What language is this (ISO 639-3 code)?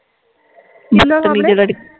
pan